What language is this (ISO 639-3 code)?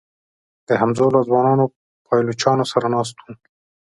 pus